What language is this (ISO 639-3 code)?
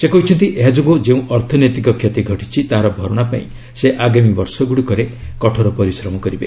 ori